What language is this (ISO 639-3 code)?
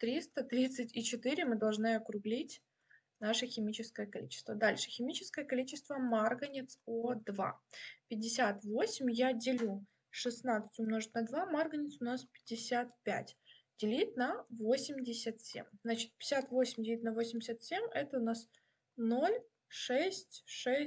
rus